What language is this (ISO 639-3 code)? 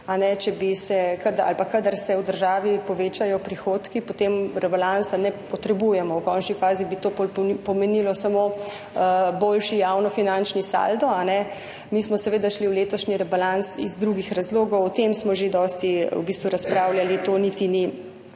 slv